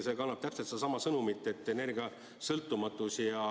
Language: Estonian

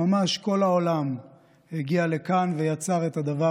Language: Hebrew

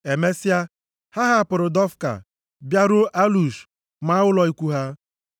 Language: Igbo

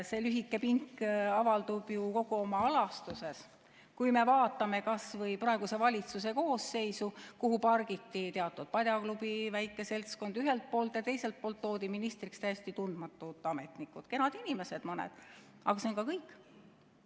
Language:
Estonian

